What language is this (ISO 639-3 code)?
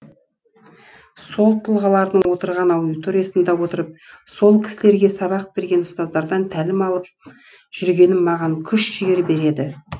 kaz